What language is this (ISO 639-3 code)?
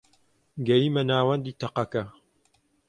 ckb